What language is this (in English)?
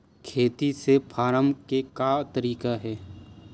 Chhattisgarhi